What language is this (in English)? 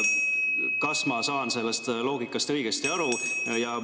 Estonian